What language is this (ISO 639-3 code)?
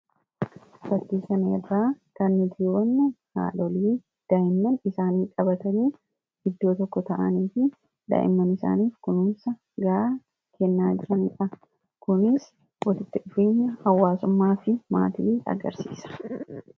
orm